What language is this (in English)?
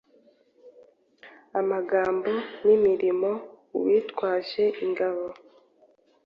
Kinyarwanda